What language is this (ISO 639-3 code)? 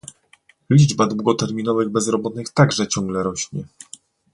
pol